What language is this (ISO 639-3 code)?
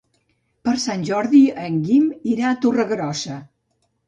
cat